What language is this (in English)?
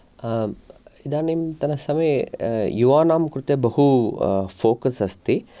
Sanskrit